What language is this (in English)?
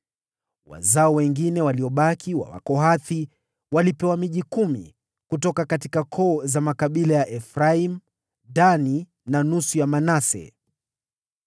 Swahili